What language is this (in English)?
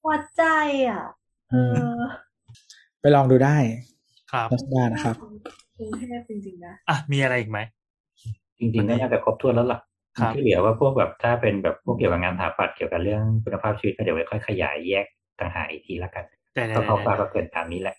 Thai